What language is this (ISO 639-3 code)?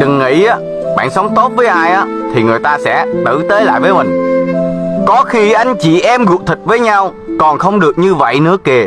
vie